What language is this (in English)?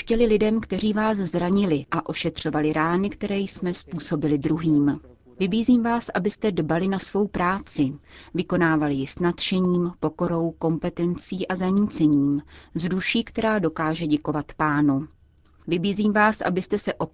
Czech